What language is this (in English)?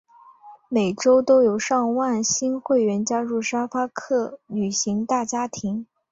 Chinese